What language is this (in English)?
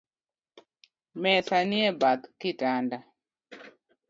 Luo (Kenya and Tanzania)